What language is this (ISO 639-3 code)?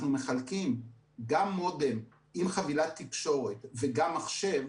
heb